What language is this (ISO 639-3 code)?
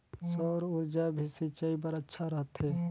hne